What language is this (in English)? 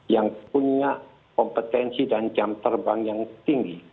Indonesian